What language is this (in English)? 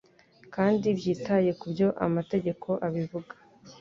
Kinyarwanda